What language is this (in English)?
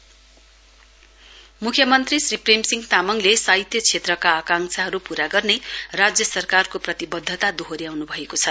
Nepali